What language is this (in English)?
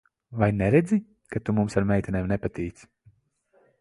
Latvian